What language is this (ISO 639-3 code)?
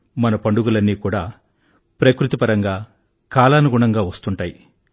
tel